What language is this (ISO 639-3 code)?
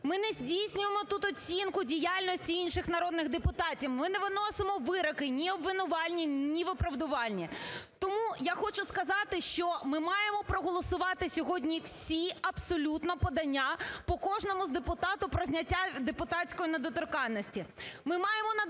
ukr